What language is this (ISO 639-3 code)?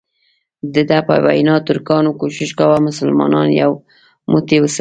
pus